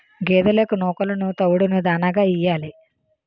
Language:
Telugu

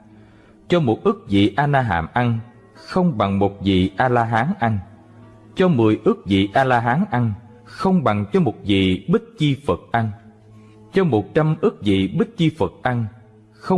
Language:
Vietnamese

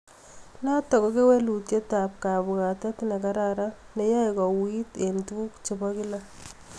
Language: Kalenjin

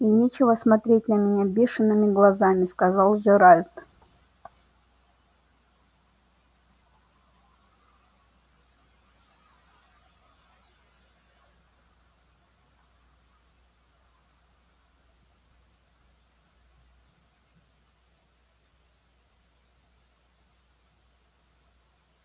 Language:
Russian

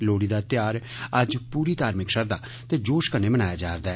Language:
Dogri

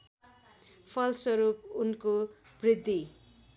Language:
Nepali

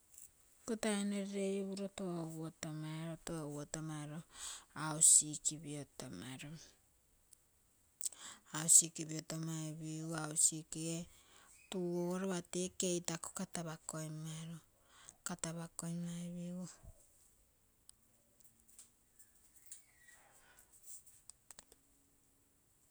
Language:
Terei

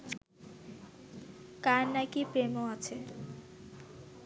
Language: Bangla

